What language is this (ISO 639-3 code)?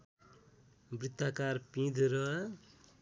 nep